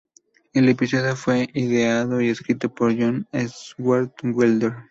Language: Spanish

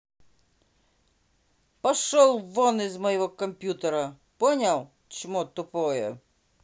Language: Russian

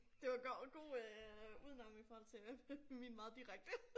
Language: Danish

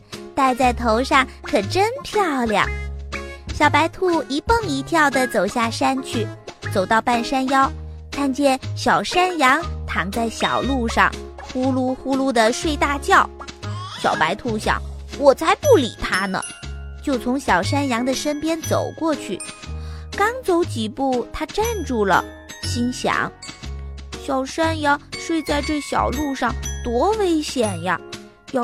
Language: Chinese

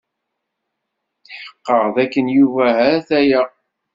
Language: Kabyle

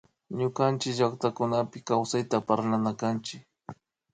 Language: Imbabura Highland Quichua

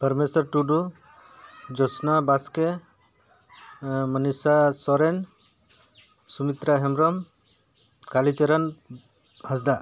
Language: Santali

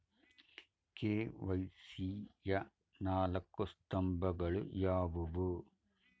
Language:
Kannada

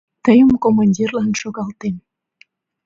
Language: Mari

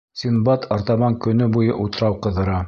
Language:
Bashkir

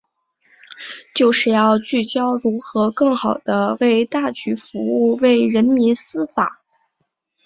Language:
Chinese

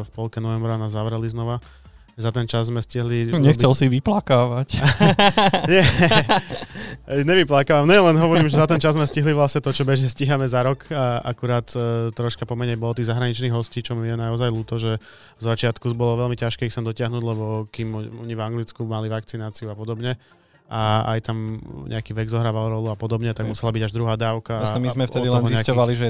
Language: Slovak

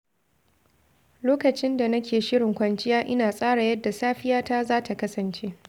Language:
Hausa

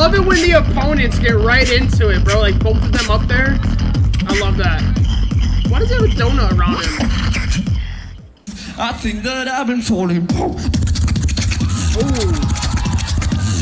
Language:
English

